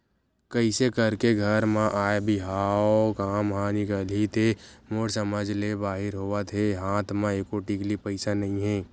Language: Chhattisgarhi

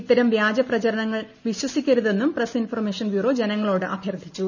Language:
Malayalam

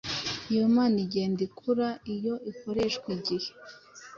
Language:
Kinyarwanda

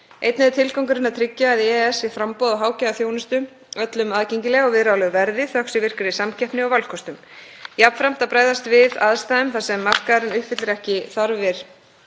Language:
Icelandic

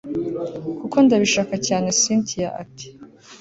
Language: Kinyarwanda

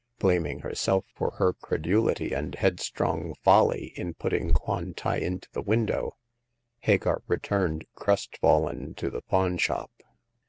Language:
English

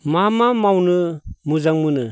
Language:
Bodo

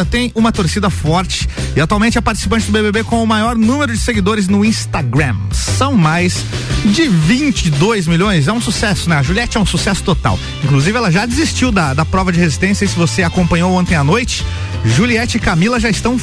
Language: Portuguese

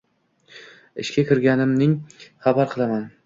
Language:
Uzbek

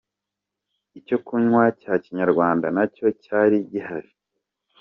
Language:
Kinyarwanda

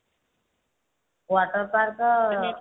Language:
Odia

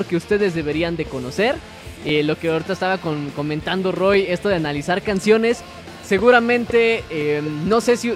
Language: Spanish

